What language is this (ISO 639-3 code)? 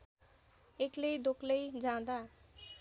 nep